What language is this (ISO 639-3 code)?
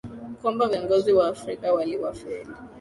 swa